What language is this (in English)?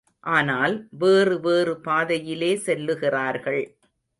Tamil